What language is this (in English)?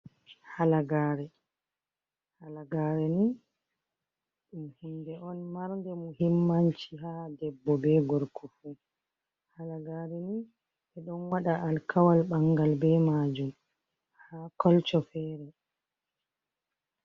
Fula